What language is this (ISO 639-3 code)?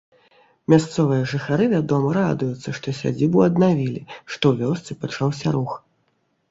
bel